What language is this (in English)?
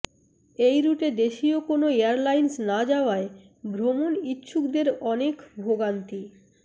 Bangla